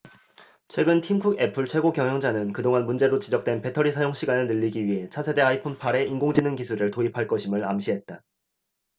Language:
Korean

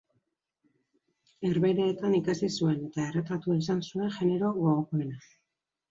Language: Basque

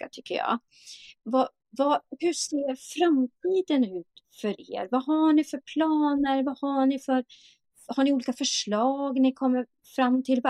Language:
Swedish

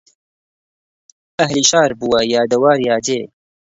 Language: Central Kurdish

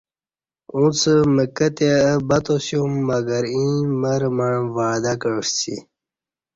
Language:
Kati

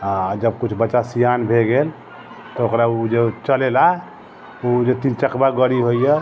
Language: Maithili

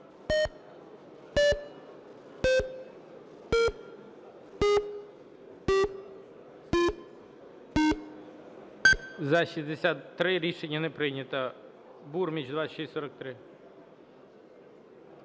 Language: Ukrainian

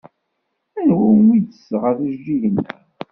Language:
Kabyle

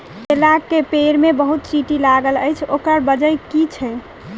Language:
Maithili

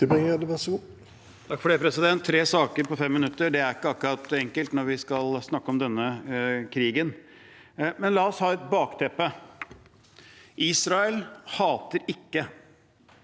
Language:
Norwegian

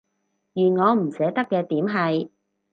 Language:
Cantonese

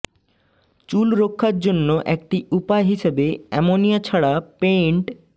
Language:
Bangla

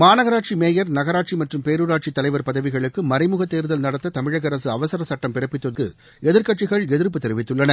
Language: Tamil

